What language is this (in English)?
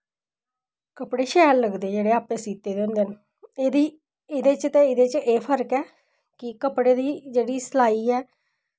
Dogri